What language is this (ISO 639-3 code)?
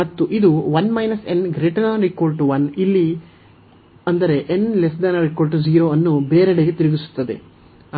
kan